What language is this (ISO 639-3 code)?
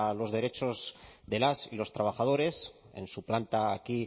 spa